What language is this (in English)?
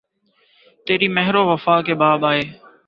Urdu